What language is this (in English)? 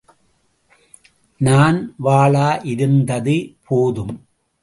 Tamil